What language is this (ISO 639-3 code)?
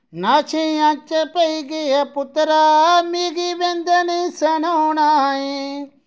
doi